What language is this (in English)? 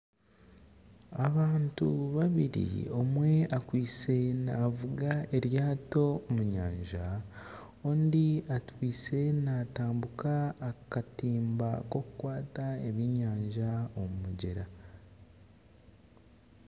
Nyankole